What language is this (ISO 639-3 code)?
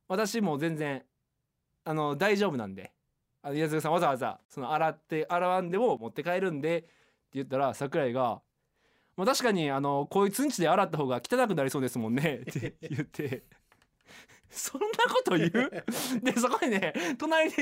jpn